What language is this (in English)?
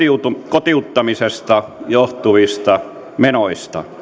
Finnish